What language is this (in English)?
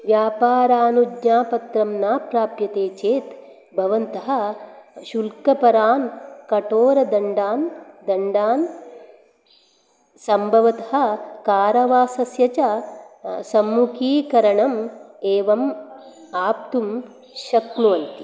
Sanskrit